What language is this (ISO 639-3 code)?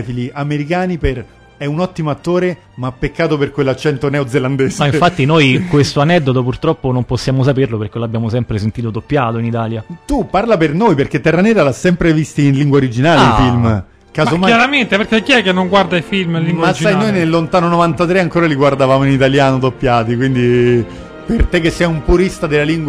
ita